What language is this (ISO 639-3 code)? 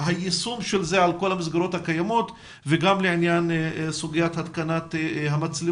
heb